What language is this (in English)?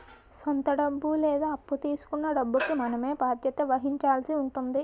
Telugu